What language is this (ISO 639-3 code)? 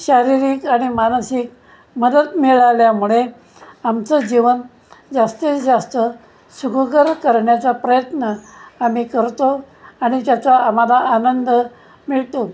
mar